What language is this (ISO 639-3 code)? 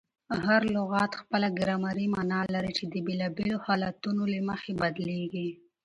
pus